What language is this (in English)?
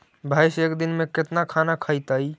Magahi